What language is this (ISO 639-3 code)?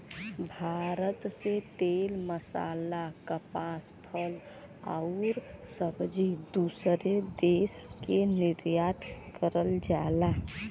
bho